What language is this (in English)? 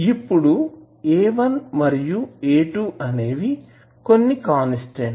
Telugu